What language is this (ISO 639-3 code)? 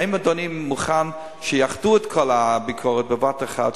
heb